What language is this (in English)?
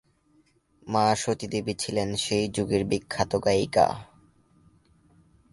Bangla